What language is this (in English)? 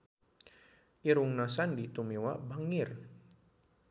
Sundanese